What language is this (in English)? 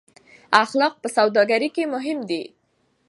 Pashto